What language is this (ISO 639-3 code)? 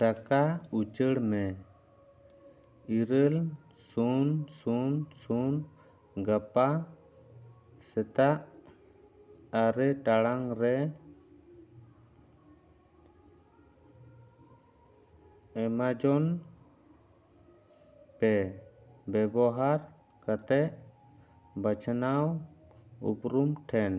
sat